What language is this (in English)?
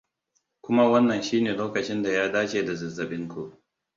Hausa